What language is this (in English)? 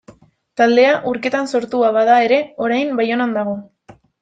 Basque